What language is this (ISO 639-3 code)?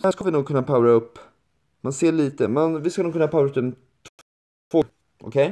swe